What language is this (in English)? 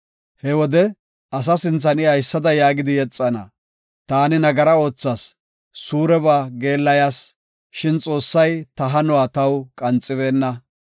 Gofa